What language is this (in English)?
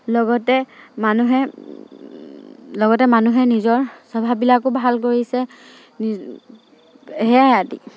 Assamese